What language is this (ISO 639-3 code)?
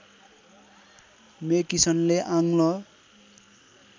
nep